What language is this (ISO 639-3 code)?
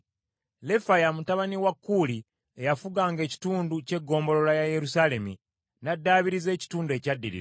lug